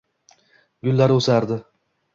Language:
Uzbek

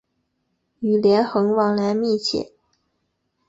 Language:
Chinese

